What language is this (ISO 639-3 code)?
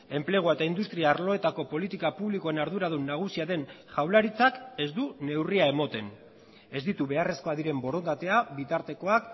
eus